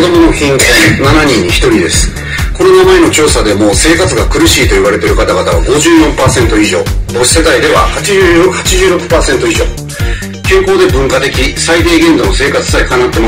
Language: Japanese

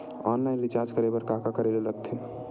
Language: Chhattisgarhi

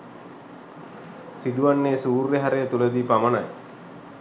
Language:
Sinhala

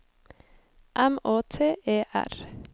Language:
Norwegian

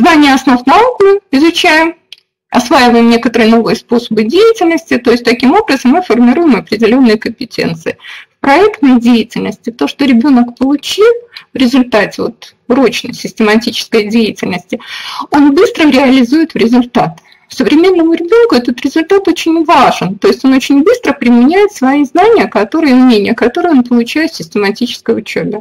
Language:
Russian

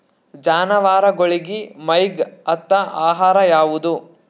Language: Kannada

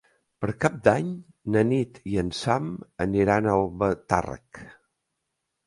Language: Catalan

